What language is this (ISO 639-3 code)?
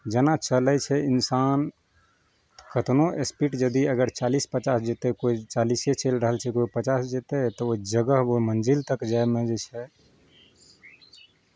mai